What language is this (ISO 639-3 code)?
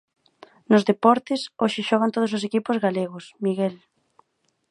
glg